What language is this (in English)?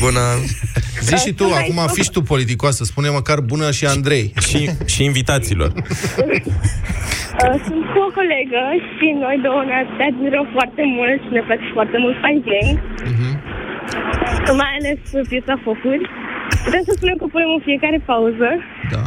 Romanian